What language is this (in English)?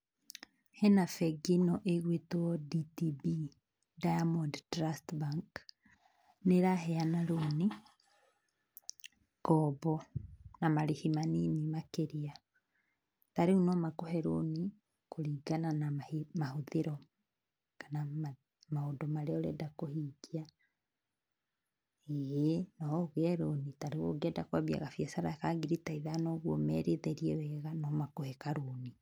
Kikuyu